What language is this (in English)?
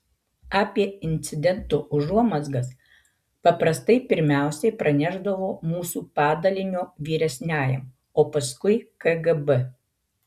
Lithuanian